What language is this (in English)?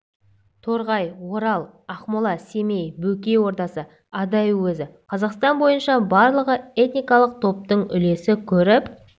Kazakh